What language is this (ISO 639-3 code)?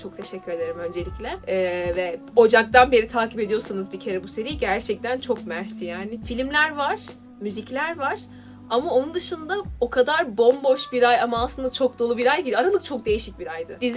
tur